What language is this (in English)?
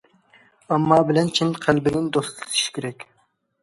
Uyghur